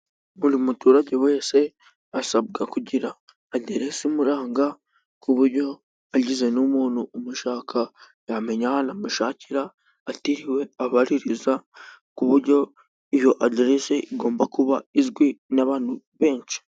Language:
Kinyarwanda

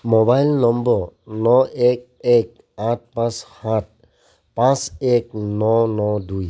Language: Assamese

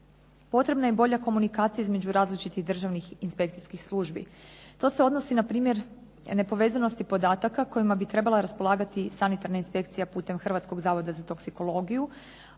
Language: Croatian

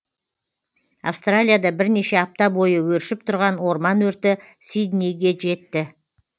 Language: Kazakh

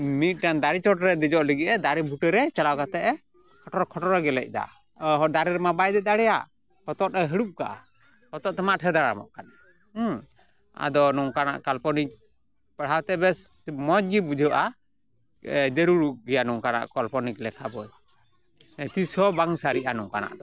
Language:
Santali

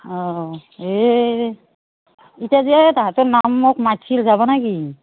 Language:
Assamese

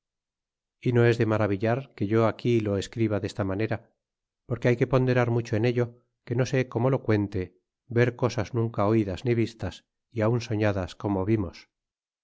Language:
Spanish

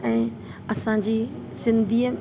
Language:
Sindhi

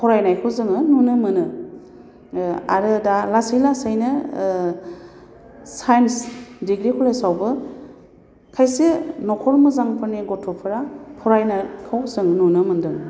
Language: Bodo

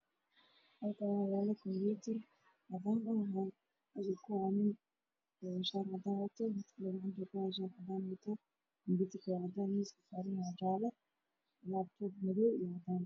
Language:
Somali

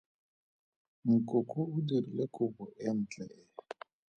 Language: Tswana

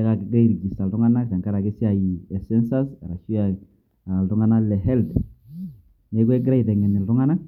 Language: Masai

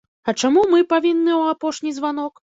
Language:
Belarusian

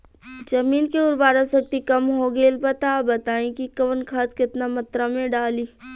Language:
Bhojpuri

